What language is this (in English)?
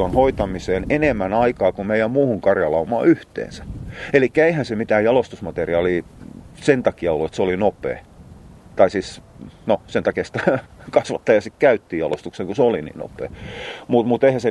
Finnish